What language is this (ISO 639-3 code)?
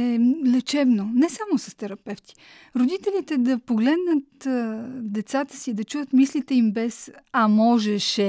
bul